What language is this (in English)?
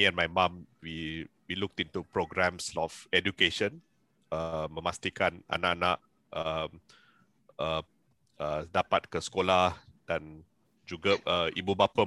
Malay